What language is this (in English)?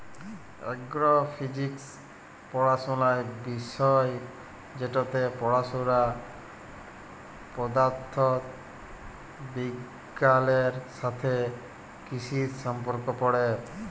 Bangla